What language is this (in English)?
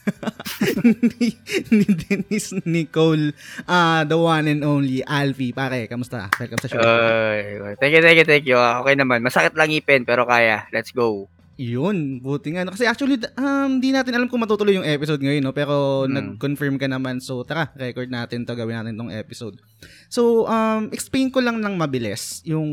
Filipino